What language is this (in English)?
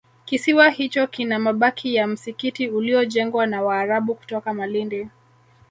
Swahili